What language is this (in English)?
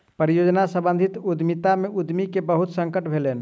Maithili